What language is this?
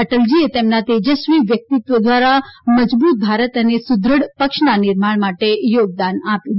Gujarati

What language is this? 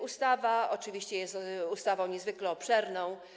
Polish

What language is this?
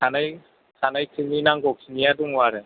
Bodo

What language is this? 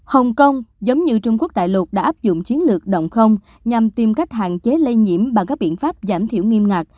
Vietnamese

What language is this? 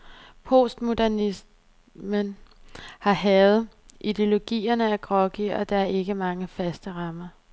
Danish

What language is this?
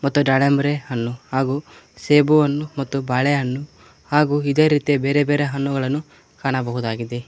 Kannada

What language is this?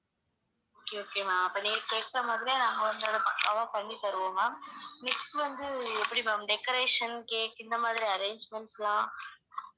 Tamil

